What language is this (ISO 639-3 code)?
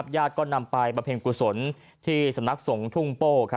tha